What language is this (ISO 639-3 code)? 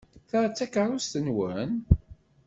kab